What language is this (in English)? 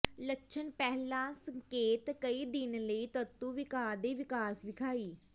Punjabi